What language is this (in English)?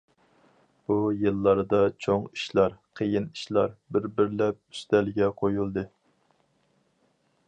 Uyghur